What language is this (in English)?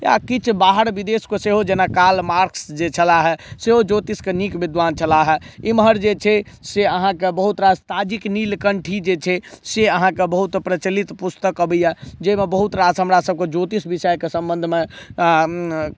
Maithili